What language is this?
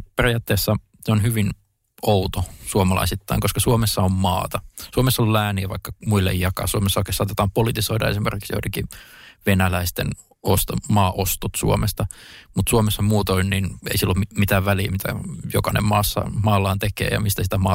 Finnish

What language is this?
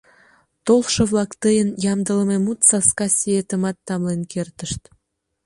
Mari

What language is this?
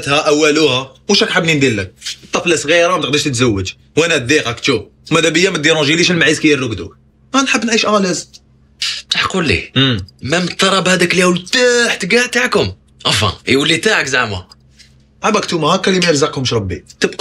Arabic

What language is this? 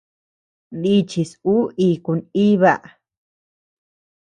Tepeuxila Cuicatec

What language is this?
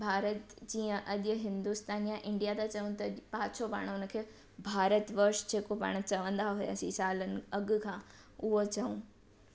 Sindhi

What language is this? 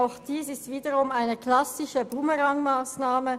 Swiss German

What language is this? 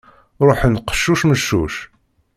Kabyle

